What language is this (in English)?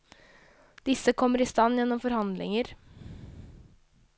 Norwegian